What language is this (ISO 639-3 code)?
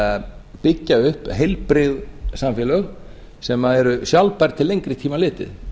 isl